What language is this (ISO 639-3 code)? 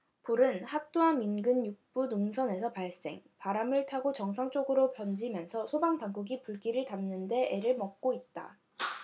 kor